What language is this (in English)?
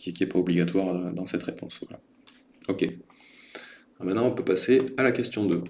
French